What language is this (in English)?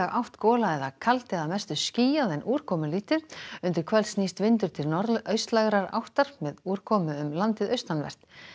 Icelandic